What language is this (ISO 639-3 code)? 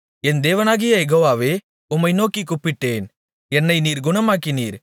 tam